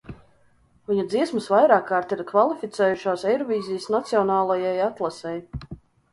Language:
Latvian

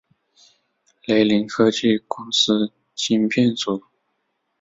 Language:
Chinese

